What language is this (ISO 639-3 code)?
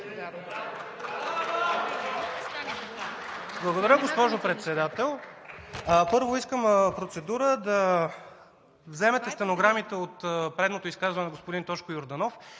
bul